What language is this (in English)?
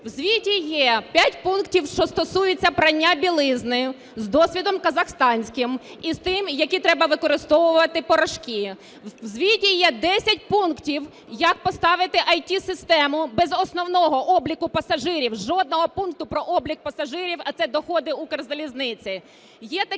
Ukrainian